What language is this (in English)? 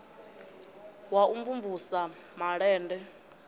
Venda